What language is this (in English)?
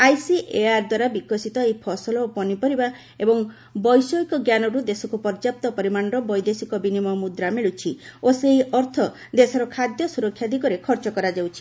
Odia